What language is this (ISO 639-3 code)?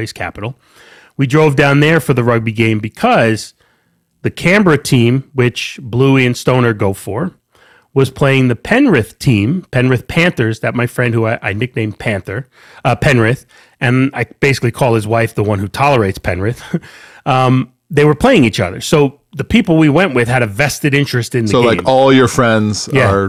eng